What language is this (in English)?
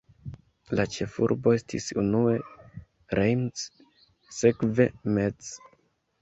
Esperanto